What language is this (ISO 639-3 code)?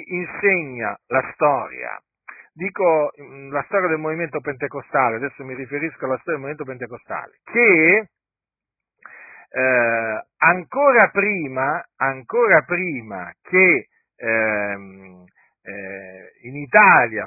ita